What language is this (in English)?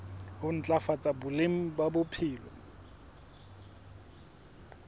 Southern Sotho